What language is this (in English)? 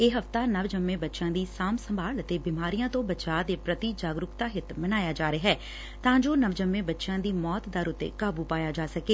Punjabi